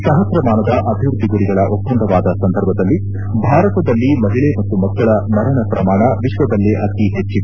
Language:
Kannada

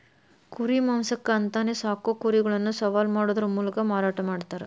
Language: Kannada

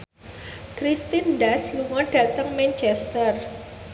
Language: Javanese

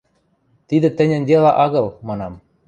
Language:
Western Mari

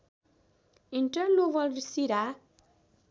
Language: Nepali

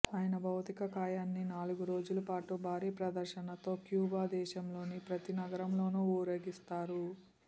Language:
Telugu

